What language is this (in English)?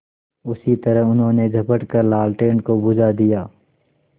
Hindi